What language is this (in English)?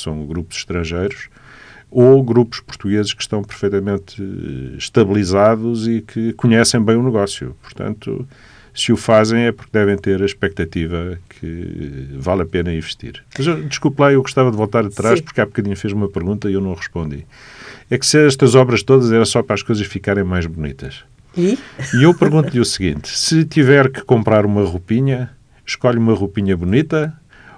Portuguese